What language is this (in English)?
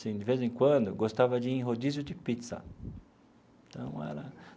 Portuguese